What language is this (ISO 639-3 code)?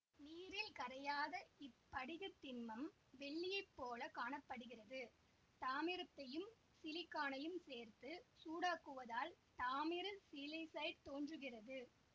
tam